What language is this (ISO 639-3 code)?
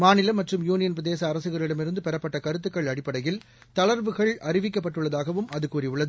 tam